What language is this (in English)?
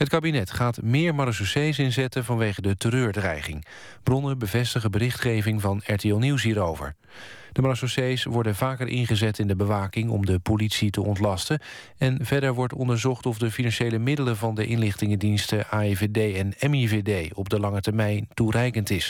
Dutch